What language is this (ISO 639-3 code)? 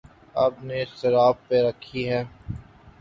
urd